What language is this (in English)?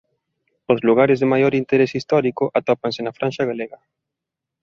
Galician